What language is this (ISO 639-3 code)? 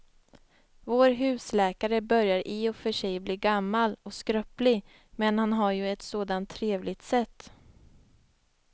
swe